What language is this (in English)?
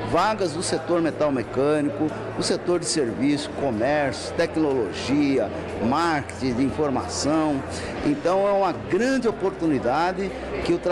Portuguese